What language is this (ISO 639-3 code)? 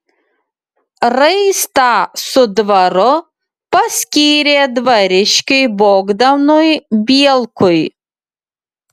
lit